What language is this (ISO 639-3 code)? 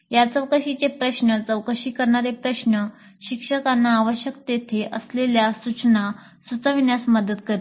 mar